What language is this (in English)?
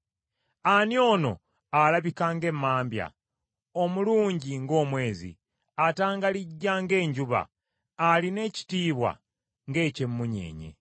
Ganda